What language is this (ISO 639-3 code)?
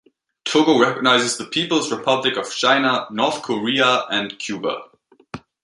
eng